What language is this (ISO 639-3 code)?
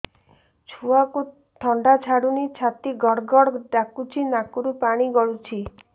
ori